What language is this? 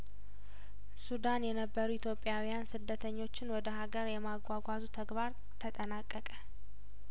Amharic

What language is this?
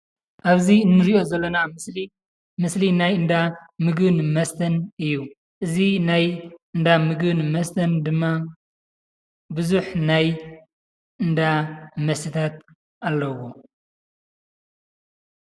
Tigrinya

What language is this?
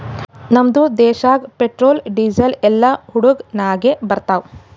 Kannada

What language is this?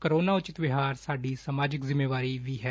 Punjabi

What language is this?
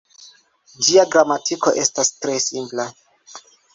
Esperanto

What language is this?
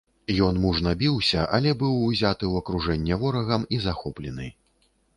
Belarusian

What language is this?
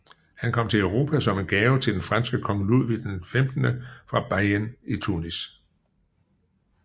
Danish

